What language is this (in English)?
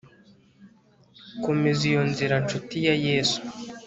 Kinyarwanda